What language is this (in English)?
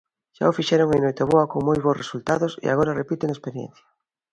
Galician